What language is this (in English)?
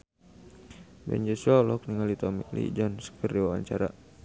Sundanese